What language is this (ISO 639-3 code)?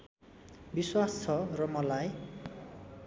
nep